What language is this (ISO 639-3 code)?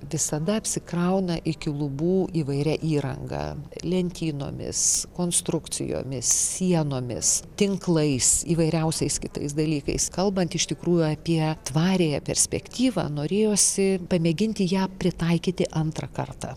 lit